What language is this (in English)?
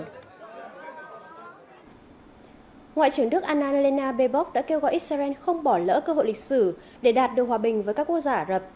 Vietnamese